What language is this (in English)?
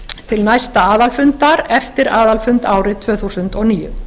Icelandic